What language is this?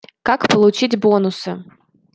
Russian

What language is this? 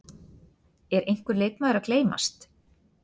Icelandic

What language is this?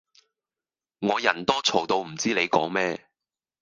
Cantonese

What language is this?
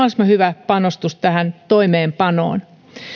Finnish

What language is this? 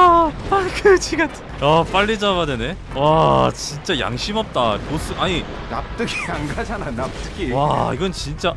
Korean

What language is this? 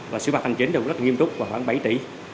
Vietnamese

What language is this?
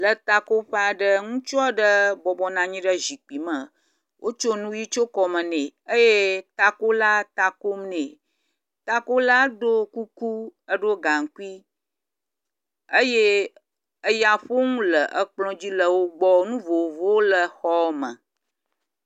Ewe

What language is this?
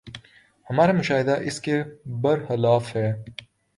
Urdu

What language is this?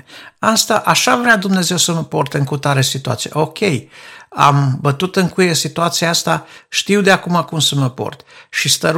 Romanian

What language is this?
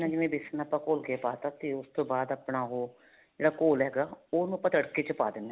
Punjabi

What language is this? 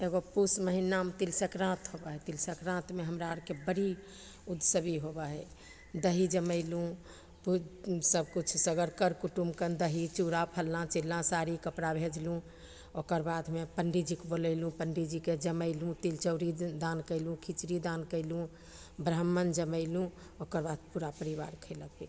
Maithili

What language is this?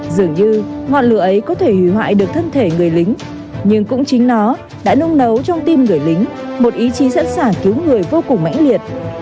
Vietnamese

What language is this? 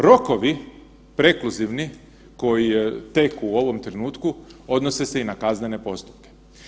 Croatian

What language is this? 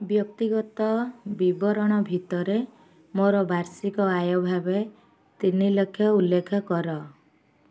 Odia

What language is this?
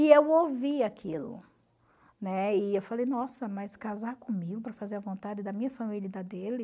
Portuguese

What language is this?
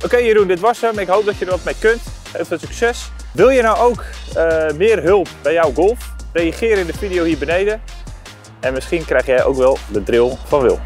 Dutch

